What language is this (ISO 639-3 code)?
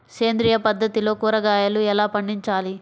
tel